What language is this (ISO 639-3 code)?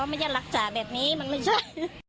tha